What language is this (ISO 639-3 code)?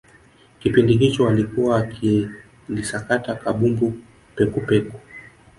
swa